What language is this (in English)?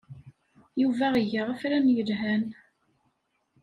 Kabyle